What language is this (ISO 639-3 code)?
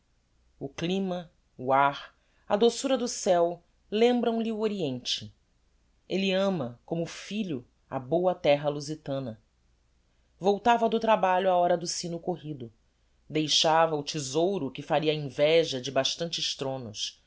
por